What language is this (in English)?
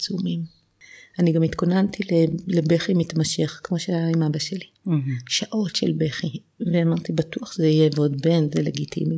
Hebrew